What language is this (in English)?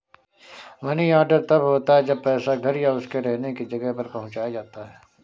Hindi